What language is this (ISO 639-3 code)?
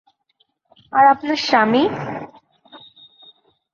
ben